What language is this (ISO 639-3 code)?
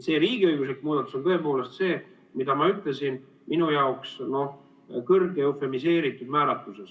est